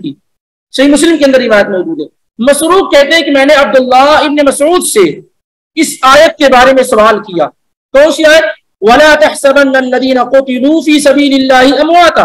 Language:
Arabic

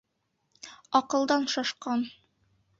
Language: Bashkir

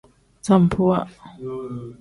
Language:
Tem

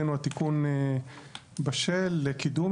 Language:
Hebrew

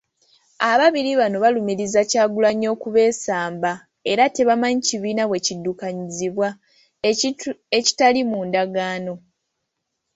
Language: Ganda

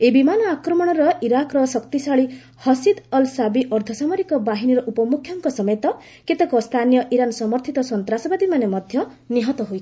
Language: Odia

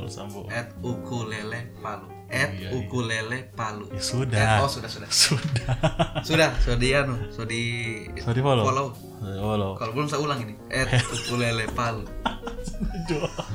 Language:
Indonesian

